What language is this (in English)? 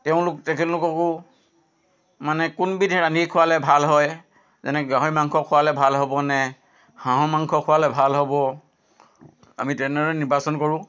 Assamese